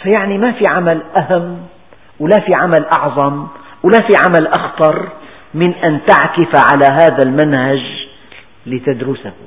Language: Arabic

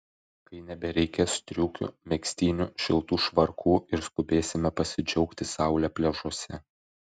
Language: Lithuanian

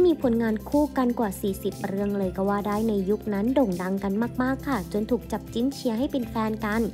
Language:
Thai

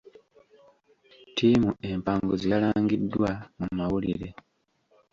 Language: Ganda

